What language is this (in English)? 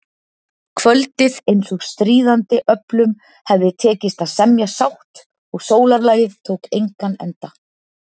Icelandic